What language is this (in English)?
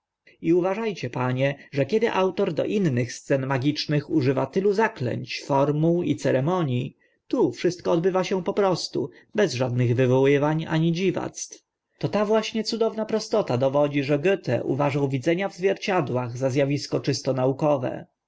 Polish